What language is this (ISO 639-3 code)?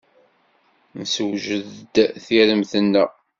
kab